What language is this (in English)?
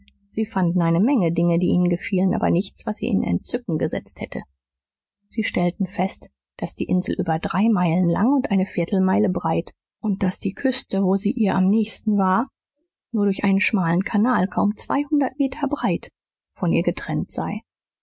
German